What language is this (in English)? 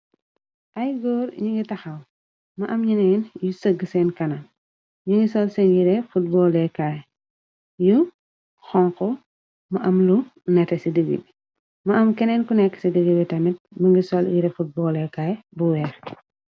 Wolof